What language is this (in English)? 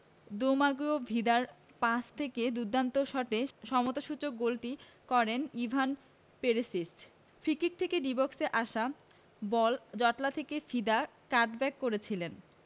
Bangla